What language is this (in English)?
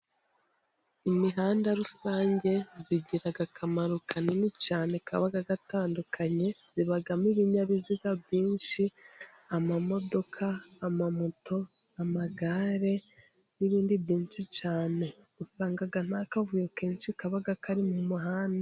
Kinyarwanda